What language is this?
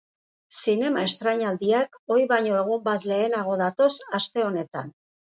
Basque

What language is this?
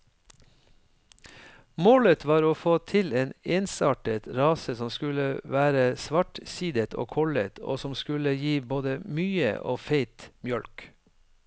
Norwegian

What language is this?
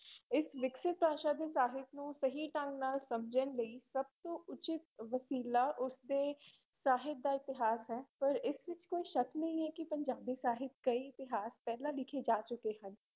Punjabi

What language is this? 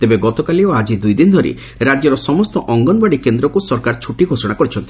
Odia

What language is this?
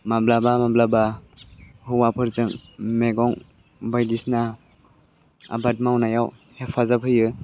Bodo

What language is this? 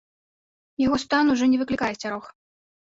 Belarusian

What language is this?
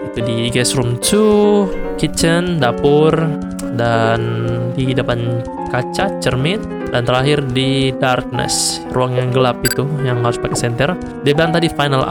Indonesian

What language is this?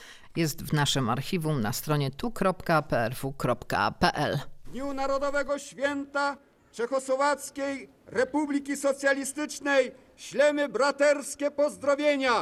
Polish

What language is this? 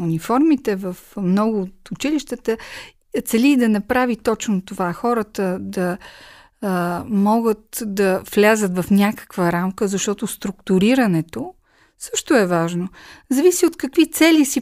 Bulgarian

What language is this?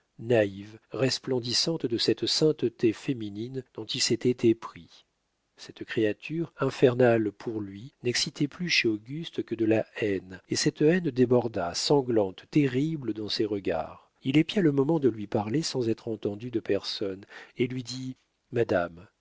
French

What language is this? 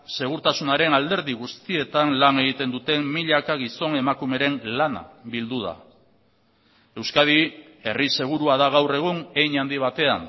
Basque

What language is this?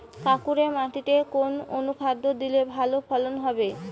Bangla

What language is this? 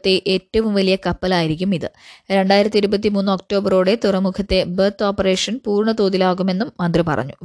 Malayalam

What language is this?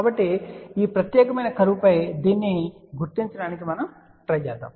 Telugu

